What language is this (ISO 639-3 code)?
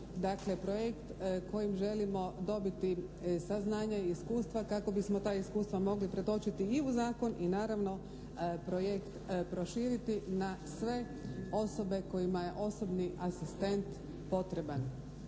hrv